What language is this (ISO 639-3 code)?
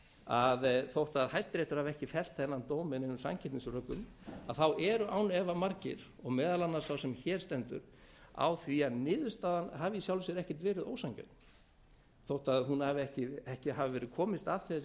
isl